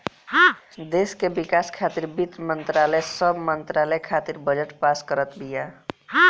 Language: Bhojpuri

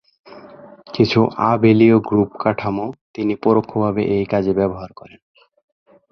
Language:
Bangla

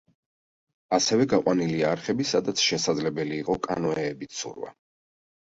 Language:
Georgian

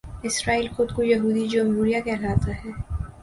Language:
Urdu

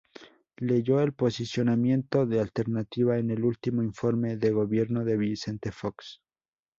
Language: Spanish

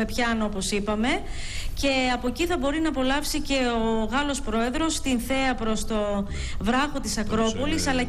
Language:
Greek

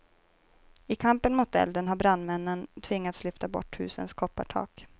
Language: Swedish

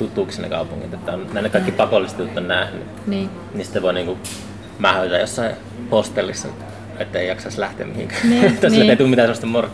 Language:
Finnish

